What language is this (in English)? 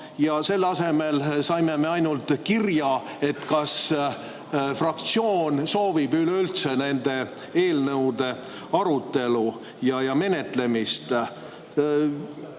Estonian